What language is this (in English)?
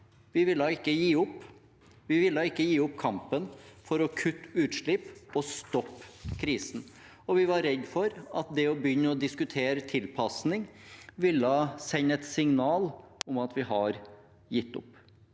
Norwegian